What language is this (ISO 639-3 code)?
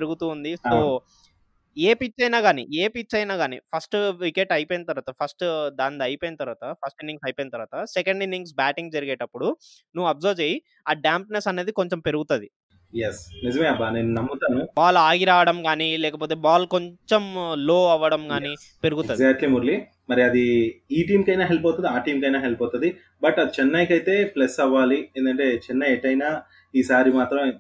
tel